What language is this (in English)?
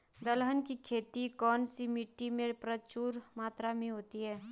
Hindi